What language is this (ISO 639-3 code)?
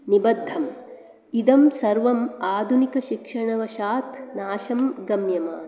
san